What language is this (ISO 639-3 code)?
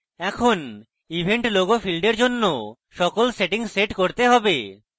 ben